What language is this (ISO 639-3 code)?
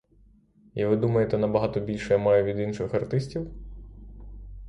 ukr